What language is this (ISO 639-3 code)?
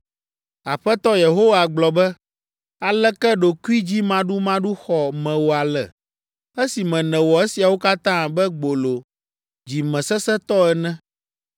ewe